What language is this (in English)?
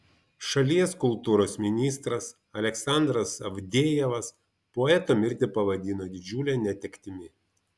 Lithuanian